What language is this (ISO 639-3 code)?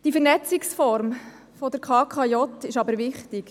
gsw